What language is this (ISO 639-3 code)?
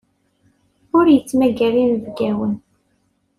kab